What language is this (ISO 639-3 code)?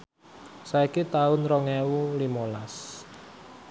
jav